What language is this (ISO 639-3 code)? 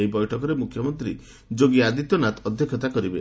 ori